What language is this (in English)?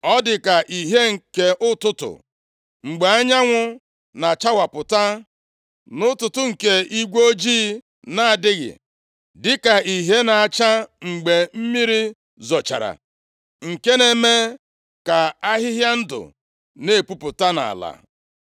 Igbo